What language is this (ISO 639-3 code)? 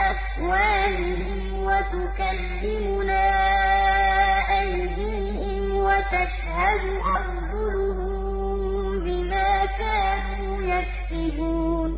ara